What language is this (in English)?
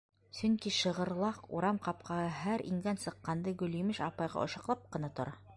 Bashkir